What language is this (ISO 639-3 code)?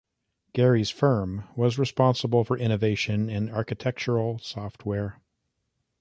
eng